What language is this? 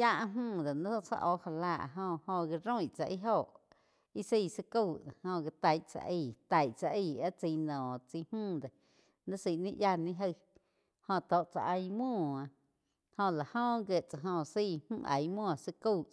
Quiotepec Chinantec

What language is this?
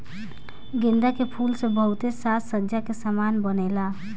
Bhojpuri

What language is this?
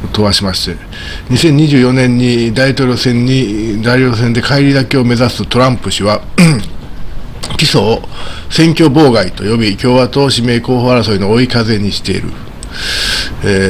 Japanese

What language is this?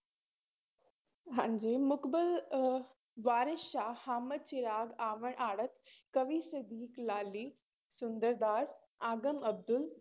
Punjabi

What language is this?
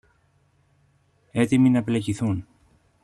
Greek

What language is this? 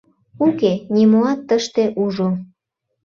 Mari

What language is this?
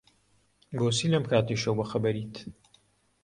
Central Kurdish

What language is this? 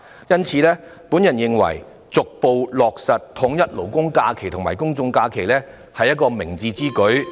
Cantonese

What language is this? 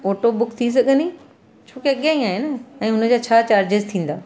Sindhi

